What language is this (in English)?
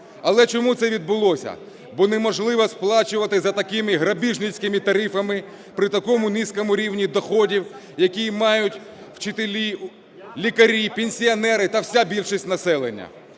Ukrainian